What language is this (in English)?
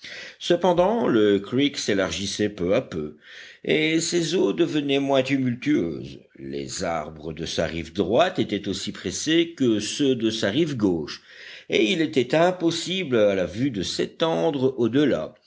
French